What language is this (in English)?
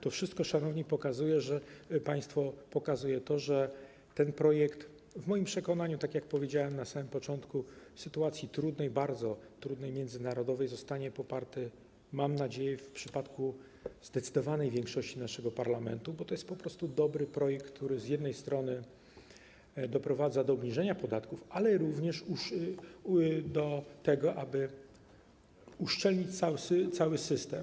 Polish